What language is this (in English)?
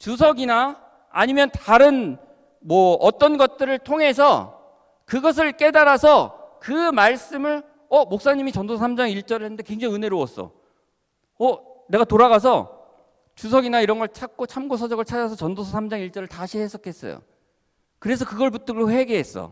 Korean